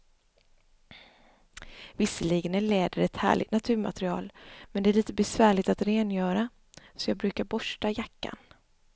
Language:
Swedish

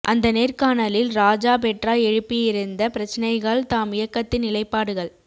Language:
Tamil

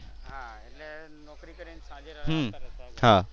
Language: Gujarati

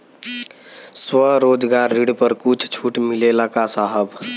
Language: Bhojpuri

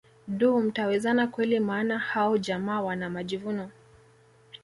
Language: Swahili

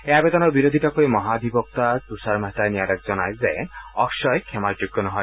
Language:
Assamese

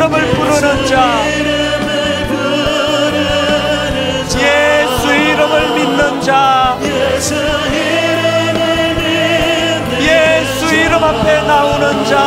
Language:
Korean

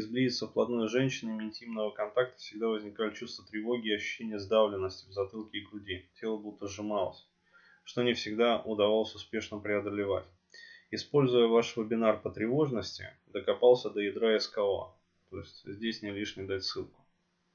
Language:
Russian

